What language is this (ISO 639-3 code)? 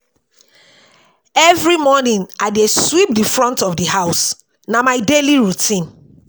pcm